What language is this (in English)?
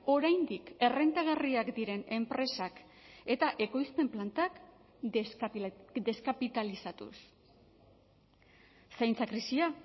Basque